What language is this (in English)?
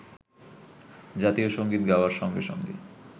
Bangla